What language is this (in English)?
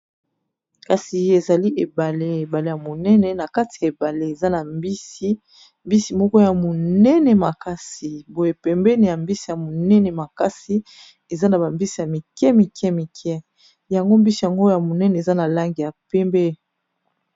Lingala